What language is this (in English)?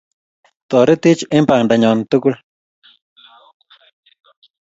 Kalenjin